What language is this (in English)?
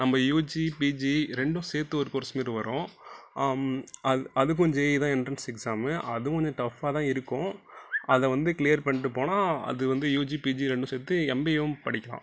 Tamil